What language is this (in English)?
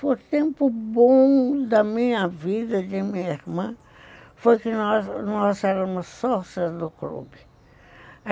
Portuguese